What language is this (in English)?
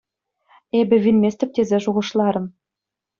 Chuvash